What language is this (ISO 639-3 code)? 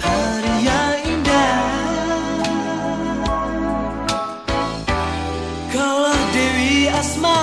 tur